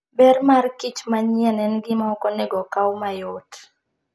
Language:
Luo (Kenya and Tanzania)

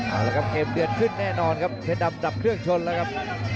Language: Thai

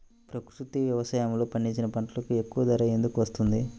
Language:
Telugu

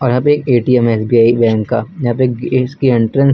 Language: Hindi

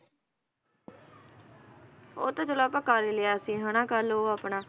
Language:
Punjabi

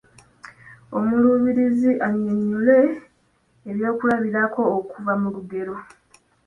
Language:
Ganda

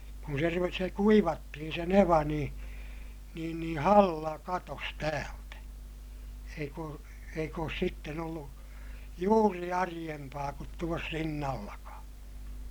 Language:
Finnish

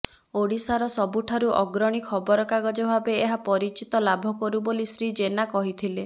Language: Odia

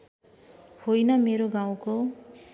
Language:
Nepali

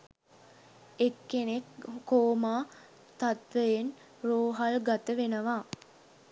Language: Sinhala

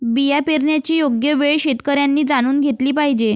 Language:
Marathi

